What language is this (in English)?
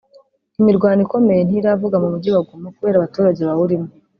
Kinyarwanda